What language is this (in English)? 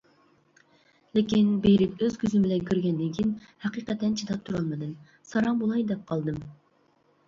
Uyghur